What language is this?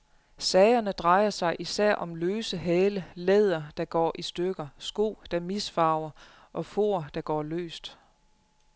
Danish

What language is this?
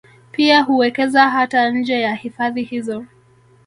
Swahili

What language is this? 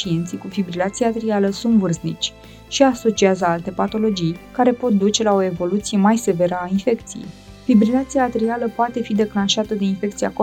Romanian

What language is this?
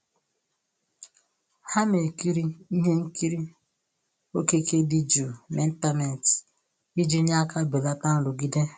Igbo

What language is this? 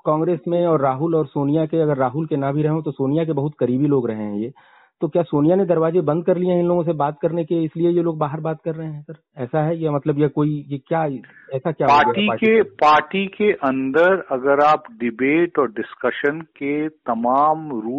Hindi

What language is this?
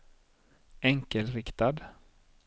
Swedish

